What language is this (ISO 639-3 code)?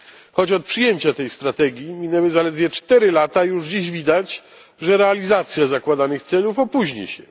pol